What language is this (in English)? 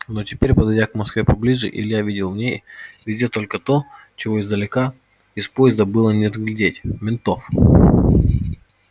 Russian